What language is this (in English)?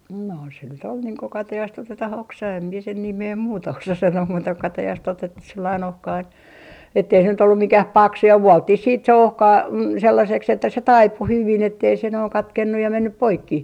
Finnish